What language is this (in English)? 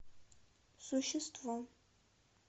Russian